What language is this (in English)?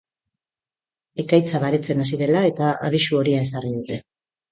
Basque